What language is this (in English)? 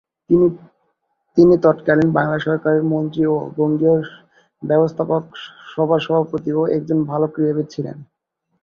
Bangla